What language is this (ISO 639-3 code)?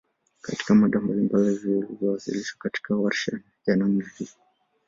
swa